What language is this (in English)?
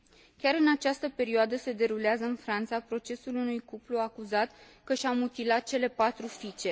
Romanian